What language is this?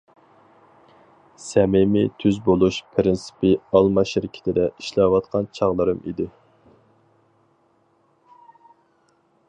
Uyghur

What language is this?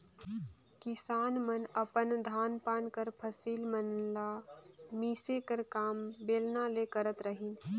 Chhattisgarhi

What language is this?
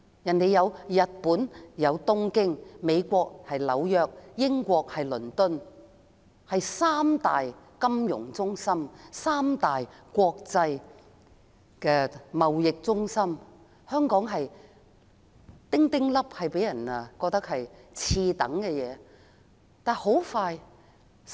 Cantonese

